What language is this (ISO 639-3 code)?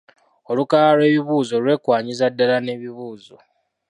lug